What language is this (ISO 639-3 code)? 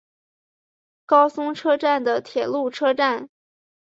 zho